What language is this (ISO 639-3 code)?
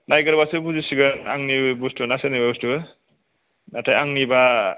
brx